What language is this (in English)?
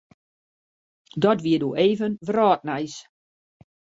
Western Frisian